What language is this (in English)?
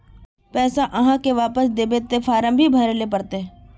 Magahi